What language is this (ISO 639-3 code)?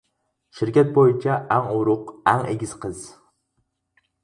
uig